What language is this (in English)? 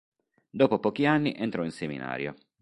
Italian